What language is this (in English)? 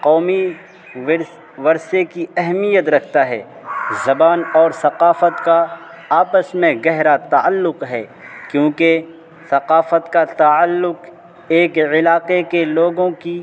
Urdu